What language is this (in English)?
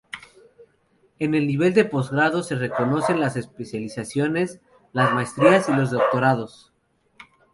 Spanish